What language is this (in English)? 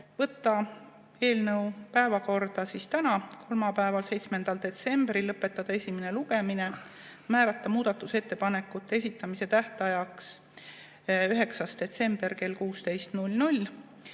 Estonian